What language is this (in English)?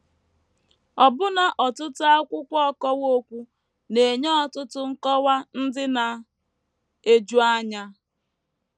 Igbo